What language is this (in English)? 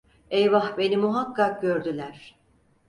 Turkish